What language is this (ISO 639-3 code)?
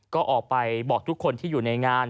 tha